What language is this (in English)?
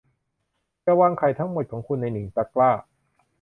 Thai